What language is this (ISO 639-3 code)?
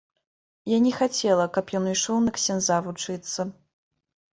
bel